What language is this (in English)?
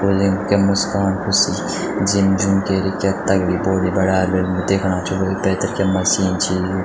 Garhwali